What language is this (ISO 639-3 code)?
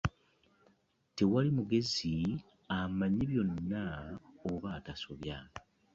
lug